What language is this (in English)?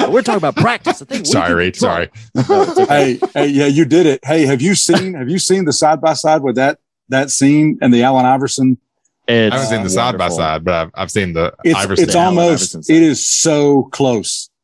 English